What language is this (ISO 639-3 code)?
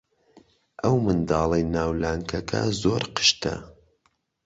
ckb